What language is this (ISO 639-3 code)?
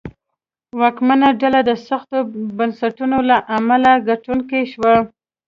pus